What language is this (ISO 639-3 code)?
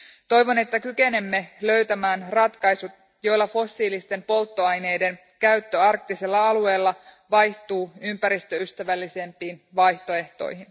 fin